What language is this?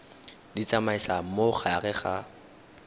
Tswana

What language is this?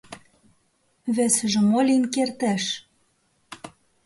Mari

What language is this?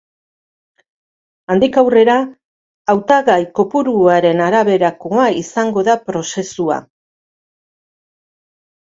Basque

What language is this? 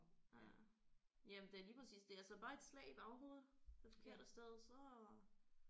Danish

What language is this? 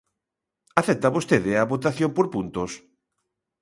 Galician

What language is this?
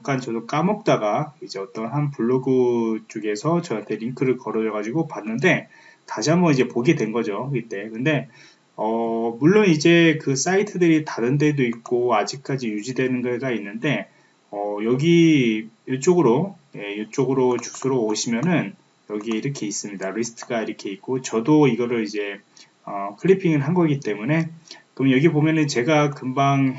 Korean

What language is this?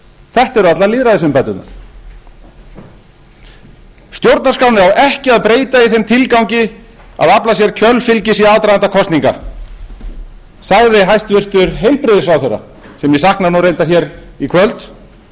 Icelandic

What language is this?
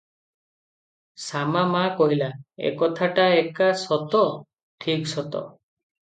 Odia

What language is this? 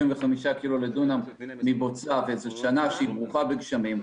Hebrew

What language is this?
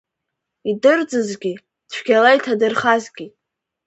Abkhazian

